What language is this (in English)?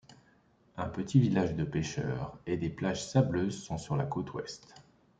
French